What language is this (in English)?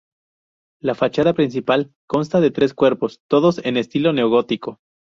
Spanish